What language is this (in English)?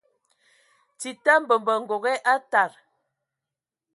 Ewondo